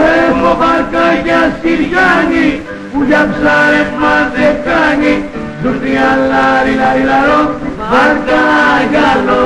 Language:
Greek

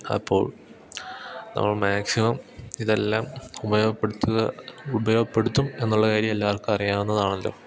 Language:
Malayalam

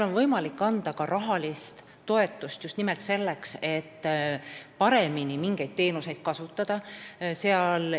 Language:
Estonian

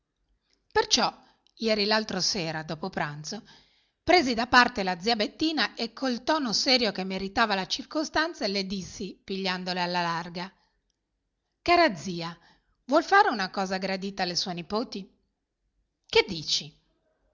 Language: Italian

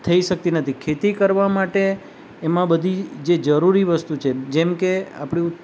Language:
Gujarati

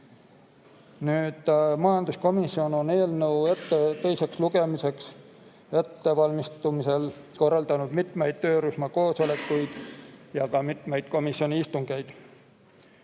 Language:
Estonian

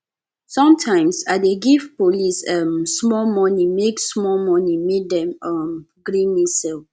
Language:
Nigerian Pidgin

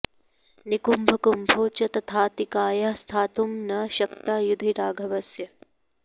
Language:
Sanskrit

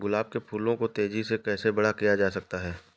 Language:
Hindi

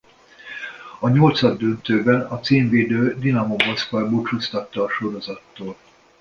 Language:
Hungarian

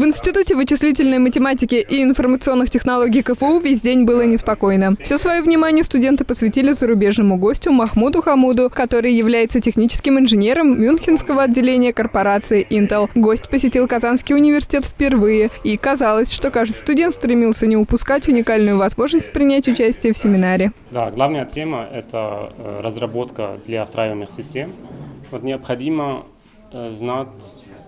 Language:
Russian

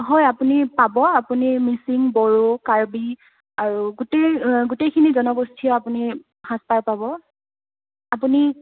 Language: Assamese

